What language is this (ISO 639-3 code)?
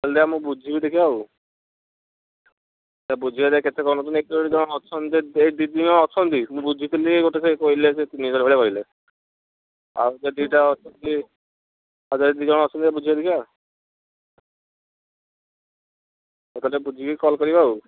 ori